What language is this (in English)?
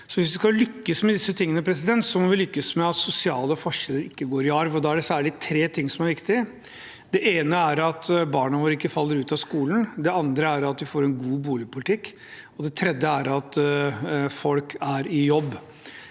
Norwegian